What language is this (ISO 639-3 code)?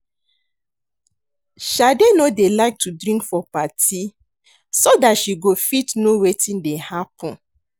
pcm